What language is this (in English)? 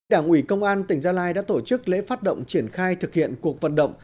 Vietnamese